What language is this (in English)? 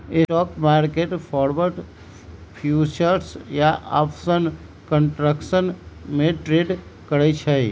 Magahi